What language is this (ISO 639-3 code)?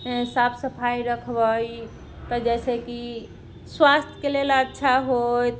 mai